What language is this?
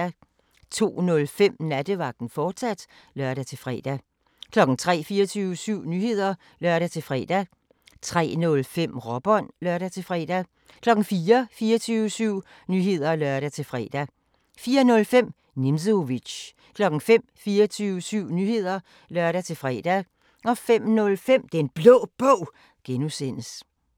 Danish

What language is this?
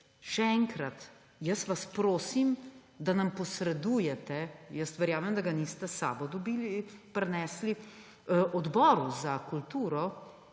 Slovenian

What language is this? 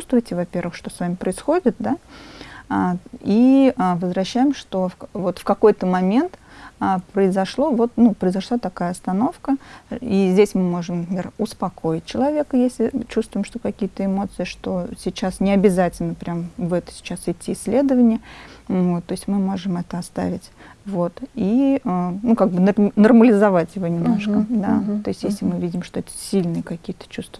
Russian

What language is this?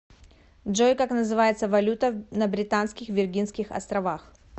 Russian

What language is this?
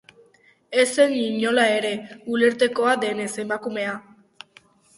Basque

